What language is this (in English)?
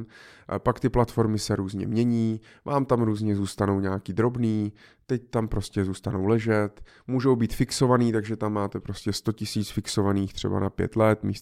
Czech